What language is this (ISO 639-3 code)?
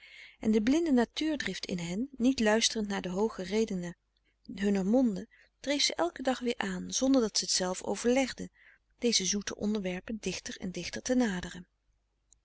nld